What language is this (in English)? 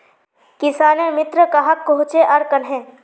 Magahi